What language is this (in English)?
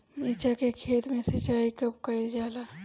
Bhojpuri